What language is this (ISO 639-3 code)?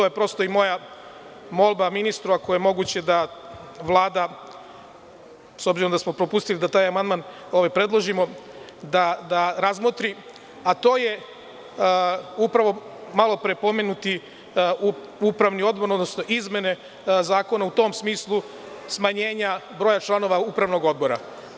srp